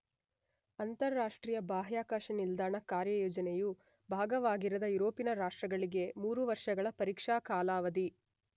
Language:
Kannada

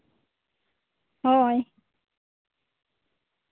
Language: Santali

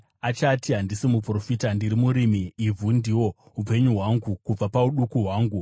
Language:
Shona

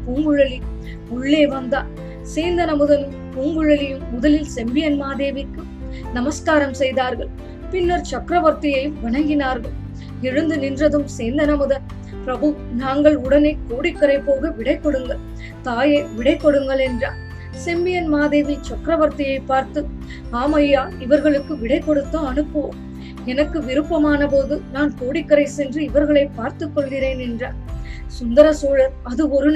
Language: Tamil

